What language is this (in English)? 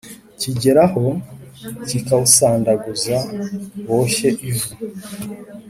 Kinyarwanda